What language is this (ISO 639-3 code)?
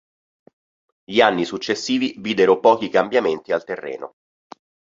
ita